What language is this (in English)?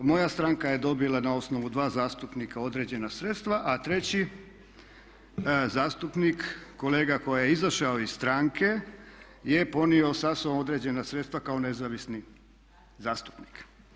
Croatian